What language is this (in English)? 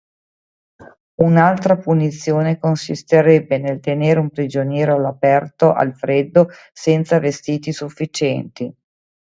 Italian